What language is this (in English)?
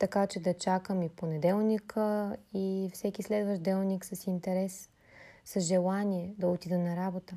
Bulgarian